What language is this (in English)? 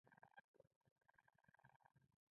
Pashto